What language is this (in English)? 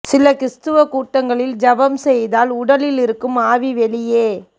Tamil